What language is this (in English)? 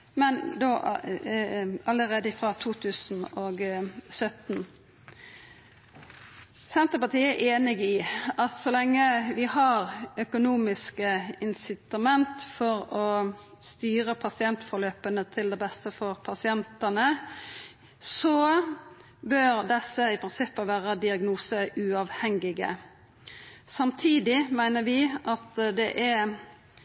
Norwegian Nynorsk